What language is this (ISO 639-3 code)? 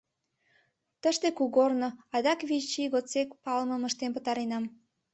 chm